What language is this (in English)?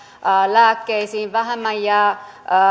Finnish